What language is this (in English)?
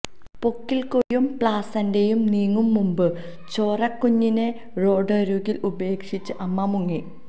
Malayalam